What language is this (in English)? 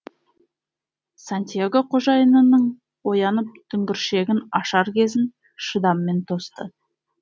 Kazakh